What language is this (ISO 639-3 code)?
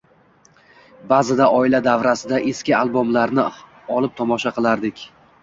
uzb